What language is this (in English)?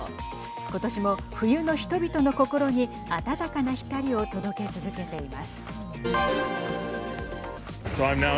Japanese